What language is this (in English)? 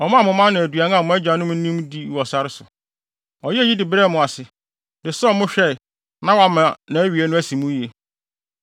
Akan